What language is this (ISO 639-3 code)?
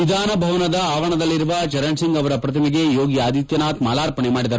kan